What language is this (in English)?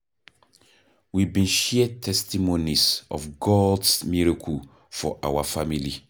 Nigerian Pidgin